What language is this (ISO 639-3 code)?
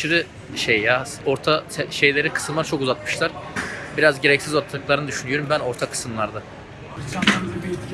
tur